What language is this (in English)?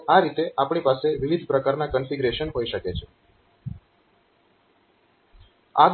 Gujarati